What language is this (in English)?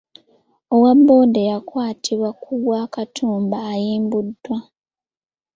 Ganda